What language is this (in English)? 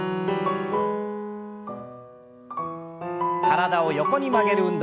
Japanese